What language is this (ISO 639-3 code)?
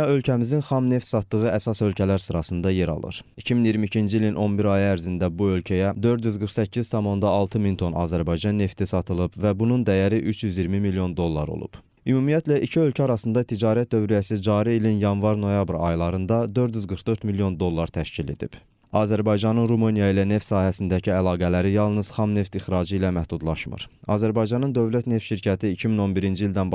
tur